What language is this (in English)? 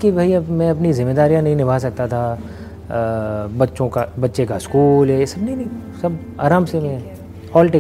Hindi